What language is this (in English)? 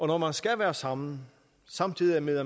Danish